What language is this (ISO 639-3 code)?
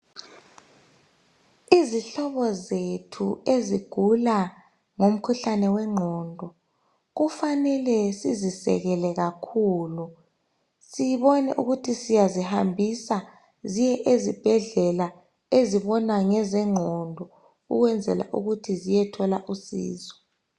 nde